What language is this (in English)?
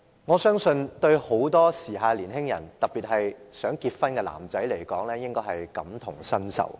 Cantonese